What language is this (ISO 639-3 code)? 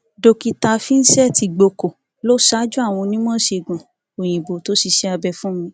yor